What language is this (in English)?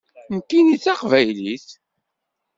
Kabyle